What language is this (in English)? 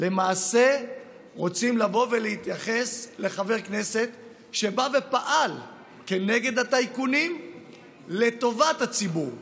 Hebrew